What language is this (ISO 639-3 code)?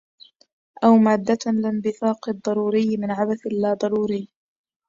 ara